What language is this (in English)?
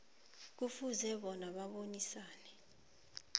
South Ndebele